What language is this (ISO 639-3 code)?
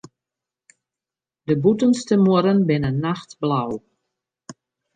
fry